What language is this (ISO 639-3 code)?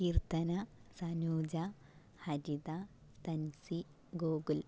mal